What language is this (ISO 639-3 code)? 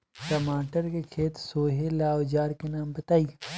bho